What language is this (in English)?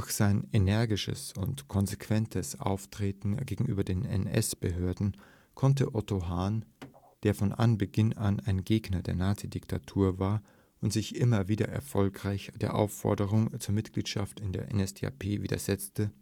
German